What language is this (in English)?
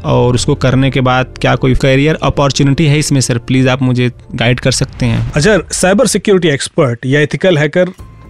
Hindi